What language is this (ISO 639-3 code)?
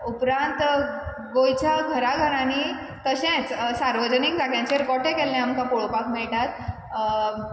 kok